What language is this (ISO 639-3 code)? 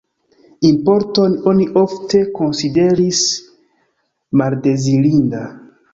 epo